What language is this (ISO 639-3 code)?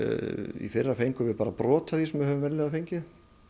isl